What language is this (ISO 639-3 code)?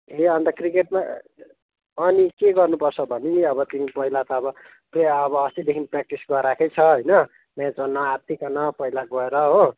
nep